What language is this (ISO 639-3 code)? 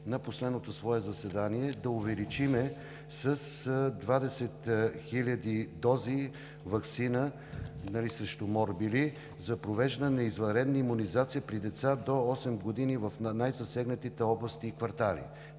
bul